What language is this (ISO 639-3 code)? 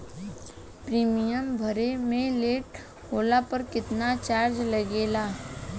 bho